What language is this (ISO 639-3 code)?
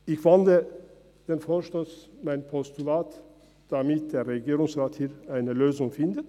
gsw